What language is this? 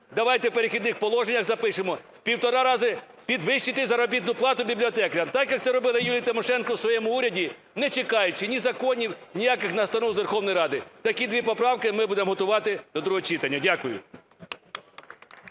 Ukrainian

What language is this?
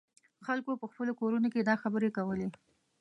Pashto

